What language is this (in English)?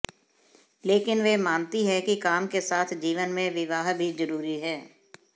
Hindi